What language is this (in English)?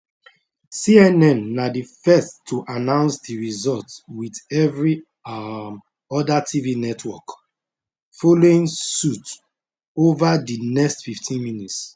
Nigerian Pidgin